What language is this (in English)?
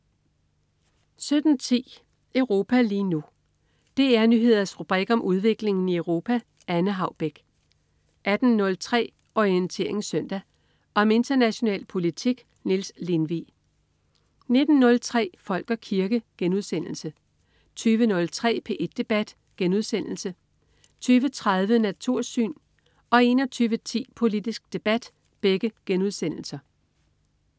Danish